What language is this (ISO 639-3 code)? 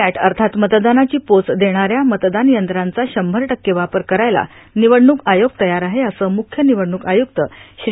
mar